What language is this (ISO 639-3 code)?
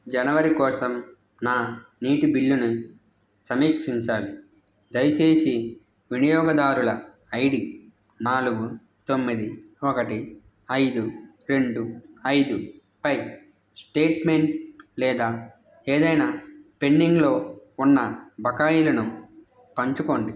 tel